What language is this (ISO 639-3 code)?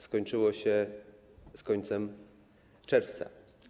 pol